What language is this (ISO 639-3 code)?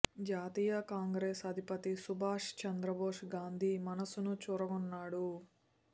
tel